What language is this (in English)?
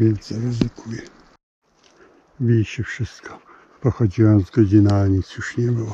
Polish